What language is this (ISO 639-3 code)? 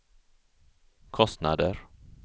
swe